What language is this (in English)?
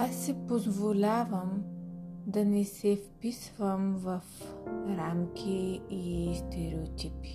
Bulgarian